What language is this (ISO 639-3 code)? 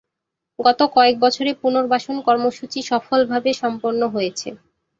ben